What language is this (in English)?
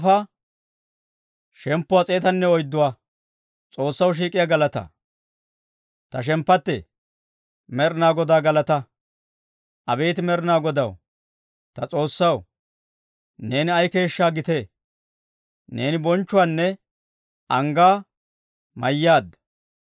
Dawro